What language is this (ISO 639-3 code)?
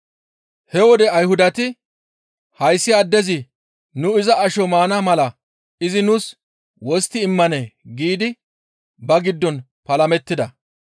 gmv